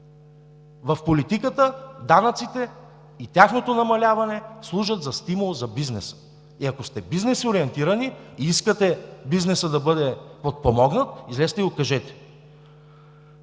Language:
Bulgarian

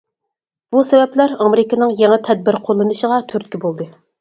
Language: Uyghur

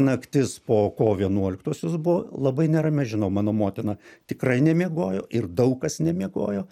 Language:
Lithuanian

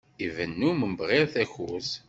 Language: Kabyle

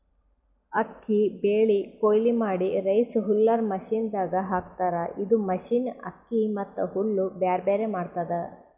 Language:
Kannada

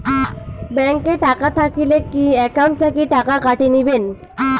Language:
Bangla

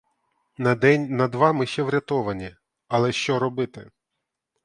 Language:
Ukrainian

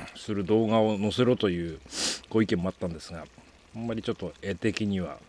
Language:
Japanese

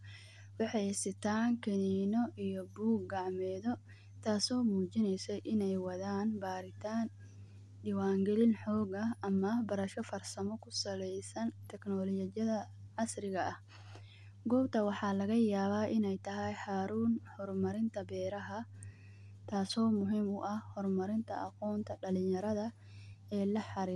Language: Somali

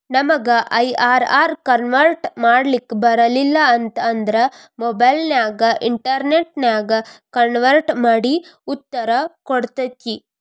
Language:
Kannada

